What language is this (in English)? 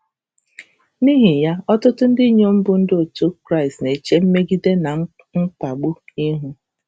Igbo